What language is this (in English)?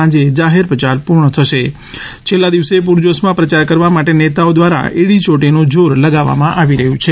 Gujarati